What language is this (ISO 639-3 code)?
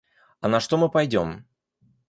rus